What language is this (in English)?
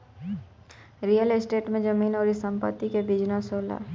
Bhojpuri